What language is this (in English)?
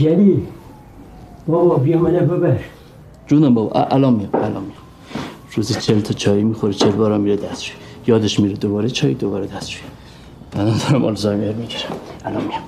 Persian